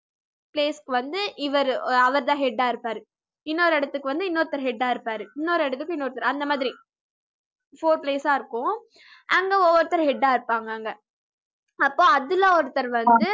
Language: Tamil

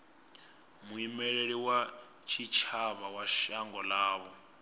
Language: Venda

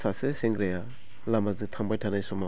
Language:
Bodo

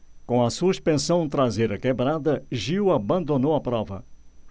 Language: Portuguese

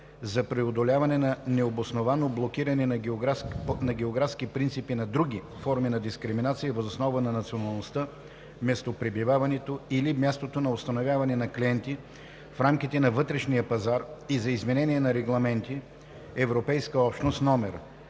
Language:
Bulgarian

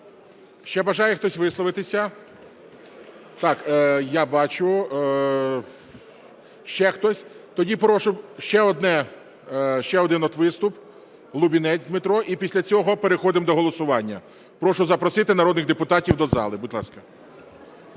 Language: Ukrainian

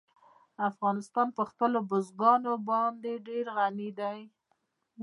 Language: Pashto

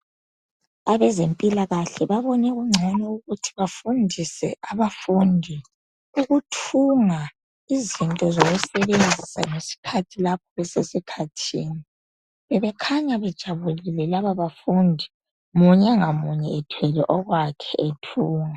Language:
North Ndebele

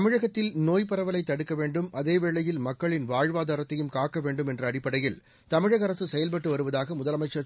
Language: Tamil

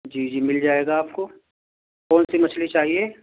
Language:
Urdu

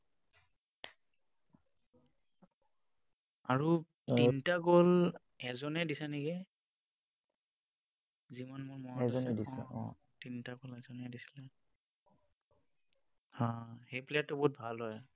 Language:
Assamese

